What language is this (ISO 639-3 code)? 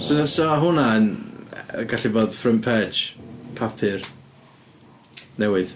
cym